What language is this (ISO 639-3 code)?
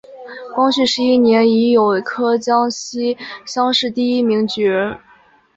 zho